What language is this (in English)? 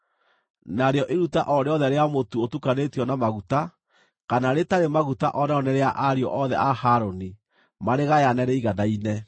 Kikuyu